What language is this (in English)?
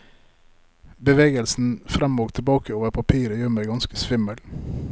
Norwegian